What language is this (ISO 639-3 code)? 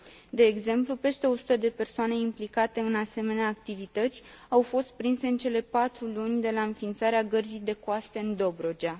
ron